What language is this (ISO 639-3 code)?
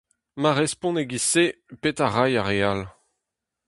bre